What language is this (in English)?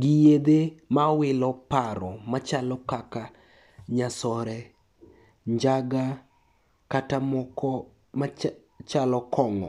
Luo (Kenya and Tanzania)